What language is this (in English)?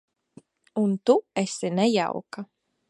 Latvian